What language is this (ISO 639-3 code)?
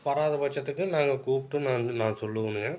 tam